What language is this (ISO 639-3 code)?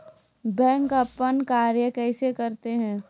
mai